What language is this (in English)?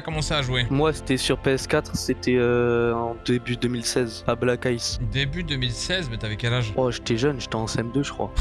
French